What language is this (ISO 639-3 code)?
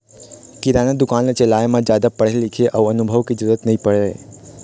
hne